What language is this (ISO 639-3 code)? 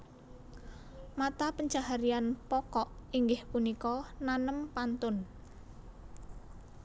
jav